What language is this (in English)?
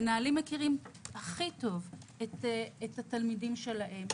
Hebrew